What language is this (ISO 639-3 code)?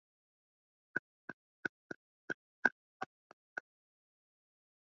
swa